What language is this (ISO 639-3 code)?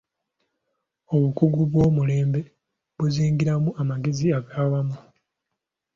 lug